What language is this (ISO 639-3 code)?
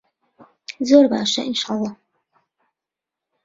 ckb